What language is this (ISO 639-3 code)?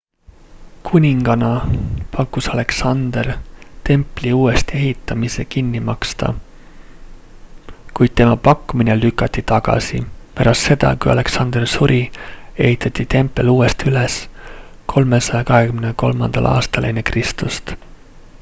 est